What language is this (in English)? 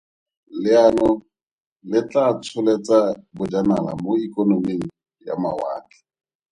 Tswana